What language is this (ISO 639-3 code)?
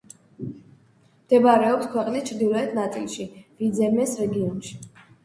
kat